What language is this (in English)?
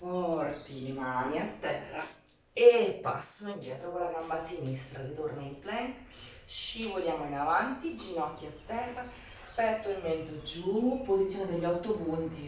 Italian